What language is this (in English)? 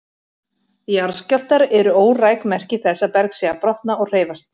Icelandic